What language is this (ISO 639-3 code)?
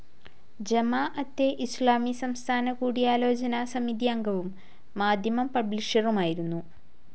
mal